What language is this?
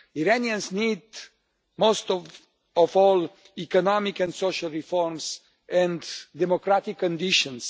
English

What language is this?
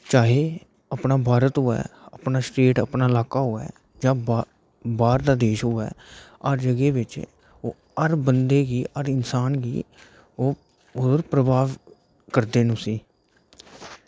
Dogri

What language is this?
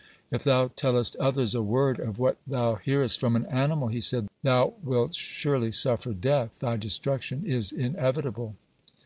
English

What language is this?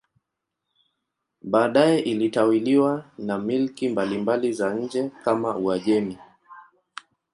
Swahili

